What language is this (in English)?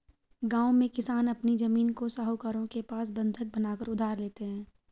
Hindi